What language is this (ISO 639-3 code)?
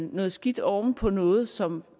dan